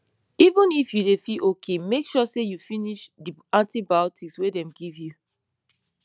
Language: Nigerian Pidgin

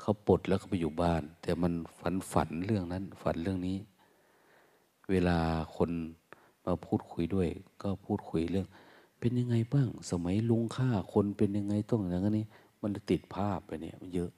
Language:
Thai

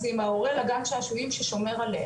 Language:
Hebrew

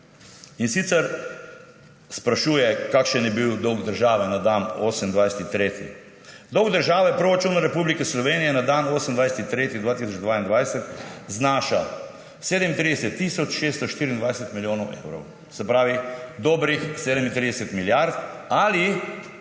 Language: Slovenian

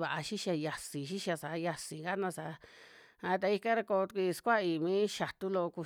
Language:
Western Juxtlahuaca Mixtec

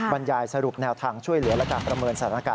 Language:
Thai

